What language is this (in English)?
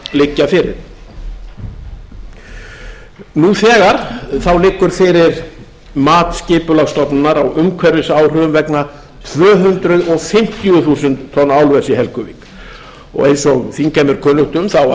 Icelandic